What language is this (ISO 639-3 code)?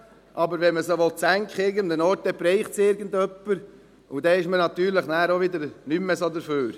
gsw